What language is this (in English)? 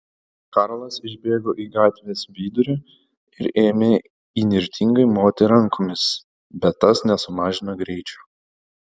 Lithuanian